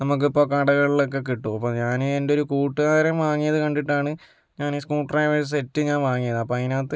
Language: Malayalam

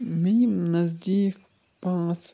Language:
Kashmiri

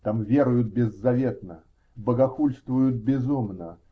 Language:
Russian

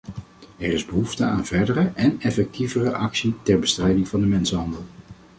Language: Dutch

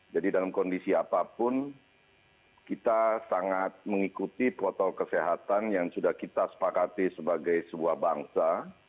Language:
Indonesian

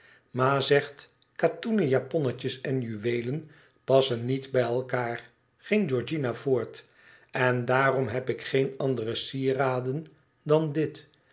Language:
Dutch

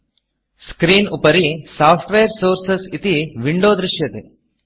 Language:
Sanskrit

